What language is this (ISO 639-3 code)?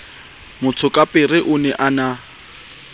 sot